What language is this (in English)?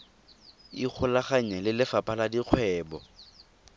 Tswana